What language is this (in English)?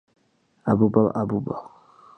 Georgian